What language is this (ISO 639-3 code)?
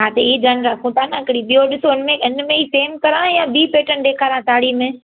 snd